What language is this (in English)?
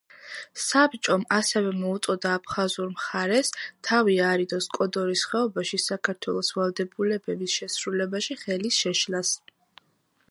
Georgian